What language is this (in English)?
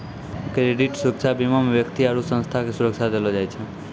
Maithili